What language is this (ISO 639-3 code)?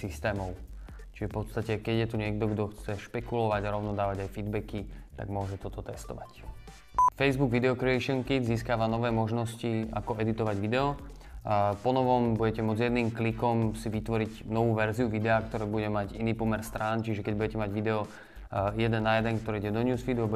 slk